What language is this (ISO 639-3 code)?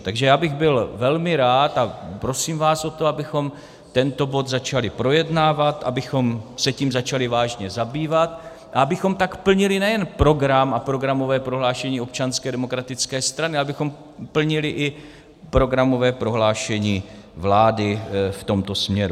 ces